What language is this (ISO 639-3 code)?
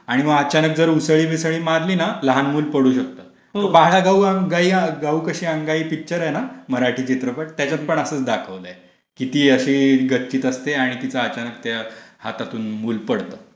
mar